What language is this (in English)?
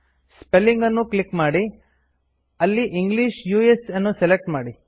Kannada